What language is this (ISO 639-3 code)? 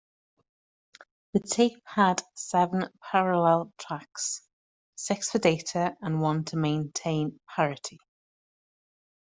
eng